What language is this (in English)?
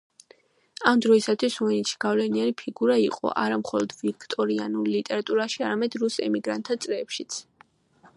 Georgian